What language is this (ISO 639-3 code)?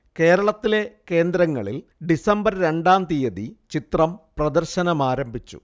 mal